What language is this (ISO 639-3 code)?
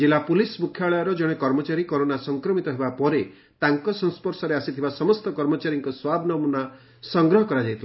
ori